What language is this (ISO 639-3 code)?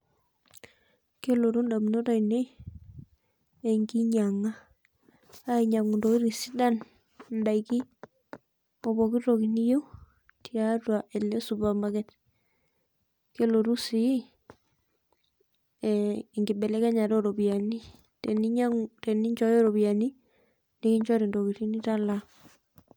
mas